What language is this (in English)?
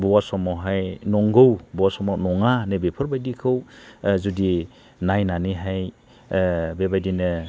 Bodo